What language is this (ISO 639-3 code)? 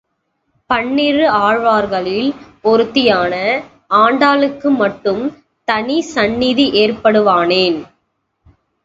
tam